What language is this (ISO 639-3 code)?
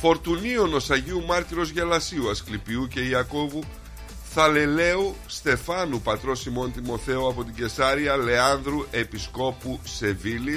ell